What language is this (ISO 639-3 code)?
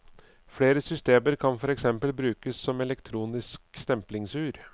nor